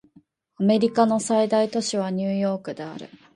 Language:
Japanese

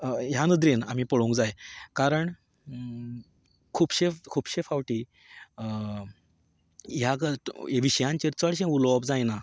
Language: Konkani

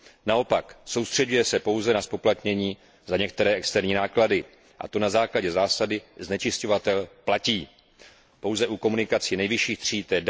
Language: Czech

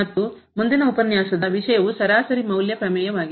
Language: Kannada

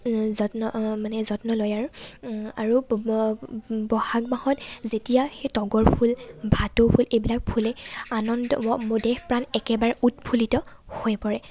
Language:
Assamese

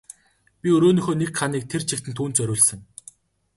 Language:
Mongolian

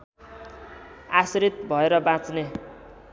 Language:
Nepali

